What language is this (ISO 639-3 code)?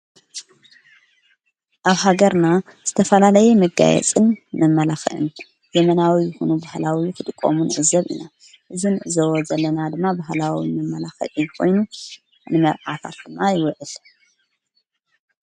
tir